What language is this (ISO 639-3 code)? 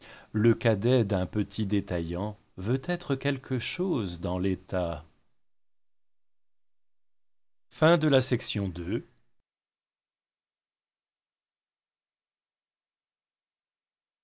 fra